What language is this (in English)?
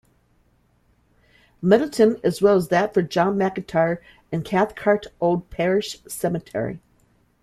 English